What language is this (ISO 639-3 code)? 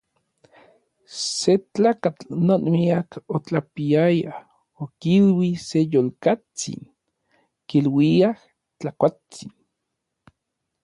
nlv